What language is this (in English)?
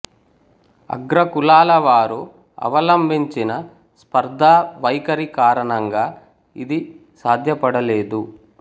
Telugu